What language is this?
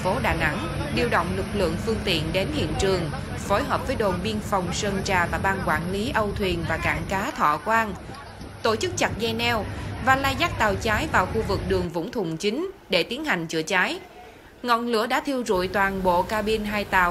Vietnamese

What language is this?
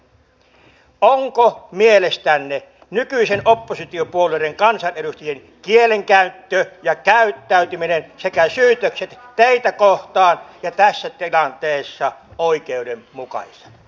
Finnish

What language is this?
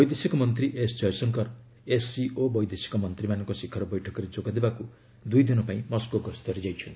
Odia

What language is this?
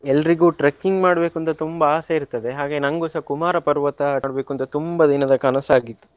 Kannada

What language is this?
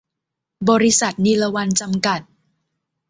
Thai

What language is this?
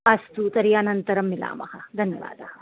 Sanskrit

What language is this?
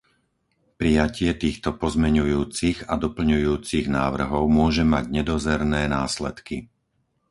Slovak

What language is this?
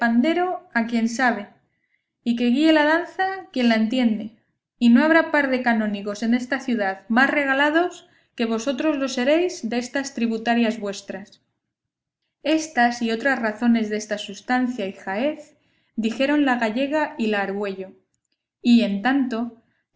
Spanish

